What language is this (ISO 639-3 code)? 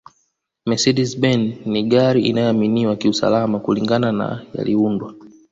swa